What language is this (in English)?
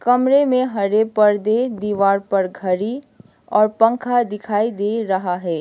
Hindi